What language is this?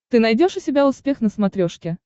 Russian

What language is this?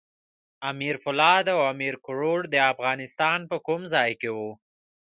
Pashto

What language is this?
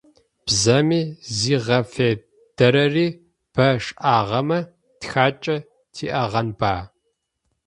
Adyghe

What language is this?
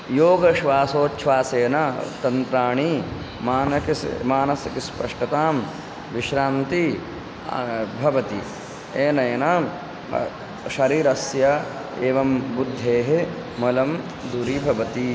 Sanskrit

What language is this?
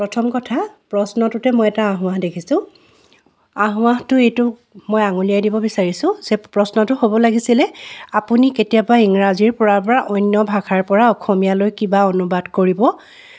Assamese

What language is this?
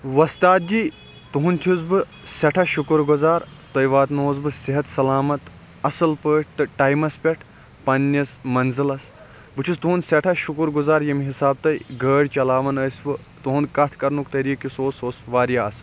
Kashmiri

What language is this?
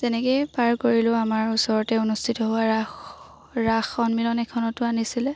Assamese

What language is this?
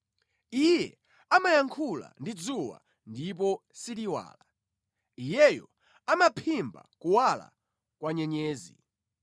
Nyanja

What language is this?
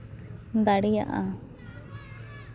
Santali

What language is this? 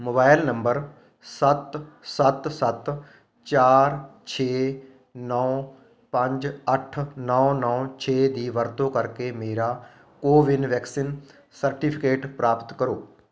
Punjabi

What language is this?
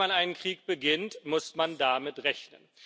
German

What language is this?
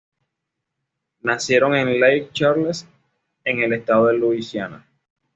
Spanish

